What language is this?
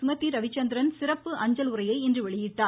Tamil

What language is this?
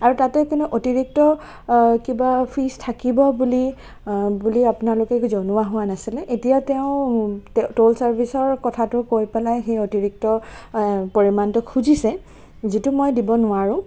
Assamese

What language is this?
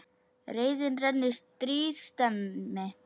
Icelandic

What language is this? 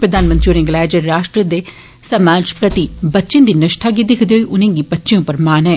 Dogri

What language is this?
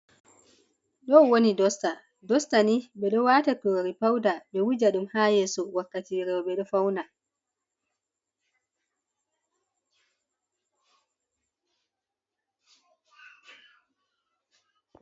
Fula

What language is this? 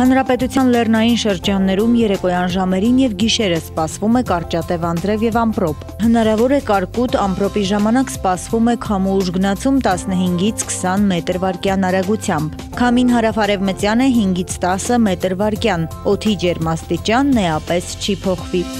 Romanian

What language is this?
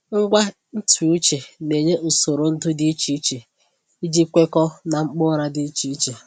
Igbo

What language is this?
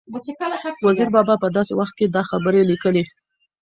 Pashto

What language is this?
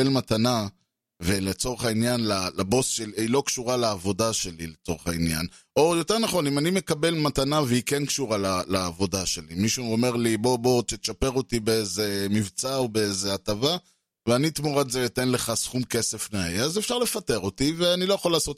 Hebrew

